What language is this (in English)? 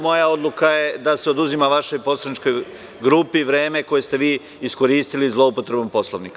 Serbian